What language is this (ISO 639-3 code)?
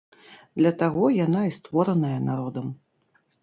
bel